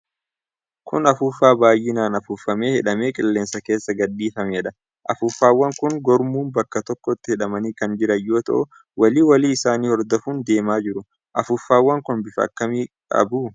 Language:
Oromo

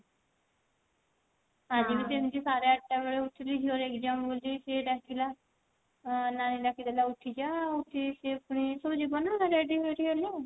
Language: Odia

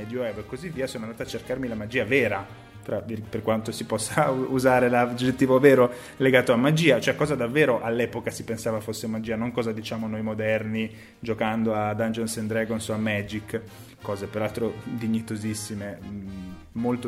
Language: Italian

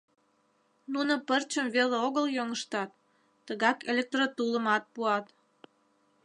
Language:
Mari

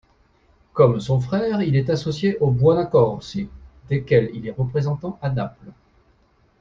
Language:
French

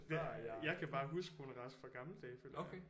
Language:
Danish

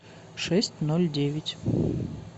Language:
Russian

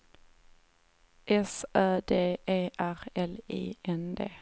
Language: Swedish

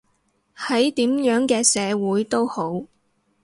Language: Cantonese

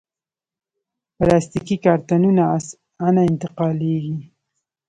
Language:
Pashto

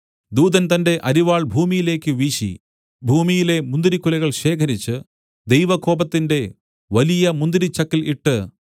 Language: Malayalam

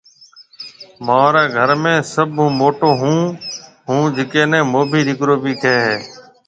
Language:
Marwari (Pakistan)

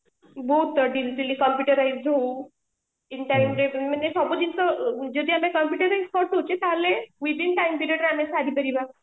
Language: Odia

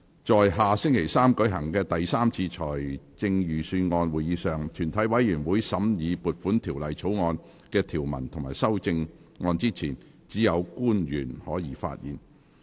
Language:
Cantonese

